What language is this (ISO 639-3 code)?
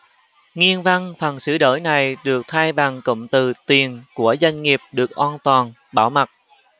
vie